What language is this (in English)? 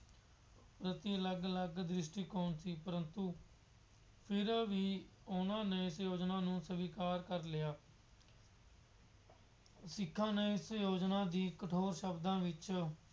Punjabi